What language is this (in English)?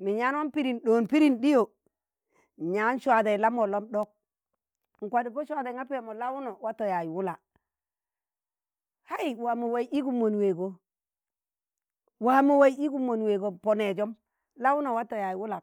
Tangale